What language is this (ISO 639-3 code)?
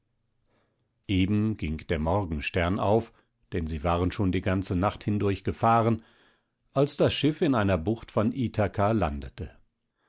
deu